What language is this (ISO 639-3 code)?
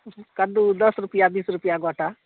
mai